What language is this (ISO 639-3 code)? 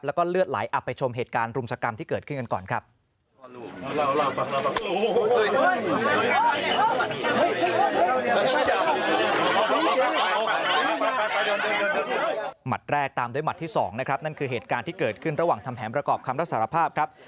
tha